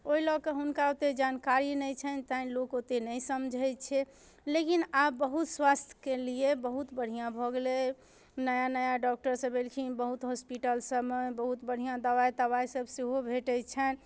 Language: Maithili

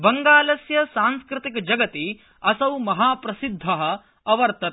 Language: Sanskrit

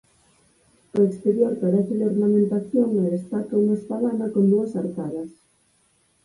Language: Galician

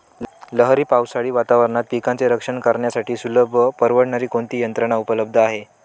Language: Marathi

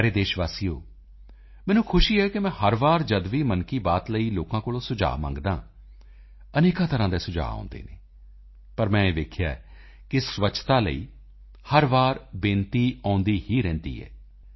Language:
Punjabi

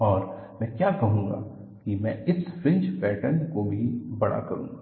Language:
Hindi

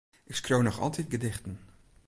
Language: Western Frisian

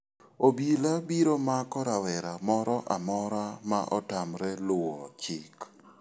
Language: Luo (Kenya and Tanzania)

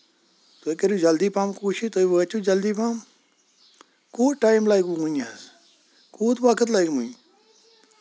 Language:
Kashmiri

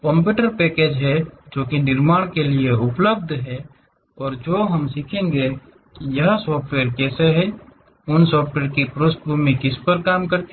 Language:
Hindi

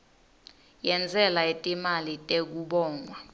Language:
Swati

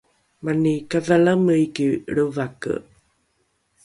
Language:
Rukai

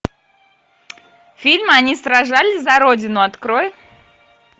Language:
Russian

